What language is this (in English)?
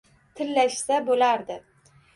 Uzbek